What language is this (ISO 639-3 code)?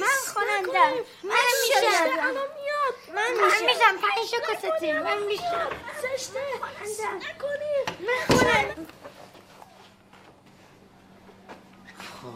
fas